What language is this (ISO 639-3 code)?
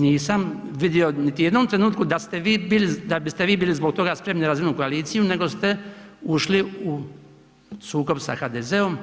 hrv